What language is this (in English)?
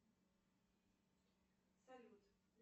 Russian